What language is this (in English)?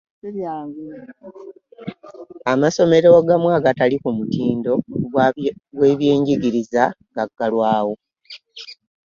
Ganda